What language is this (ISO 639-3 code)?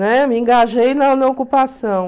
por